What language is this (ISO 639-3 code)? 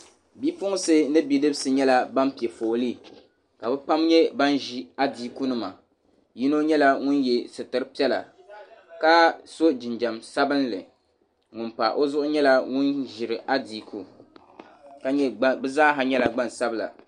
dag